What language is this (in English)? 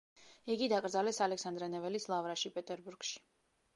Georgian